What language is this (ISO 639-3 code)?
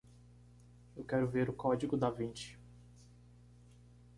por